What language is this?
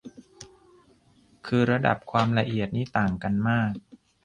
Thai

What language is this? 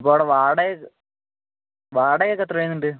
Malayalam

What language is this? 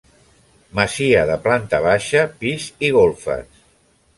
Catalan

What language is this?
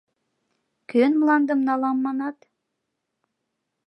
Mari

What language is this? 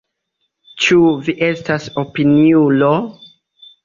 Esperanto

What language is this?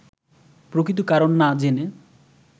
Bangla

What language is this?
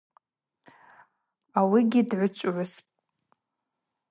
Abaza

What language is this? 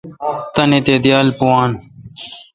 Kalkoti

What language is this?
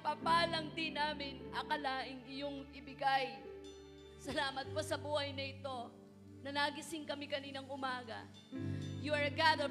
Filipino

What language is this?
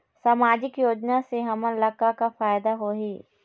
Chhattisgarhi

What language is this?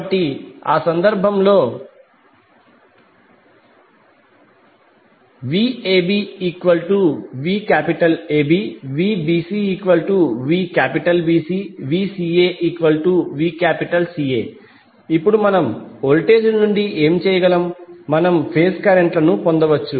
Telugu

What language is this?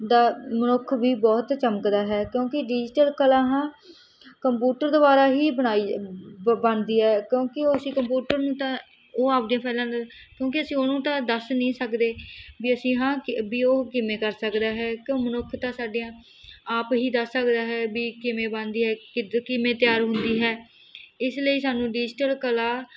Punjabi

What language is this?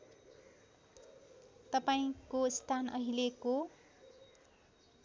Nepali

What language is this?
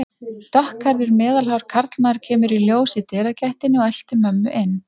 Icelandic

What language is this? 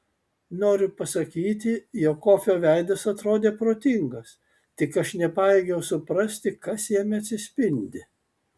Lithuanian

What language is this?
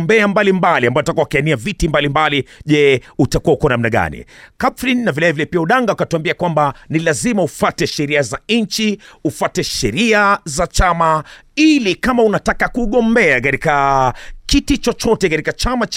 Swahili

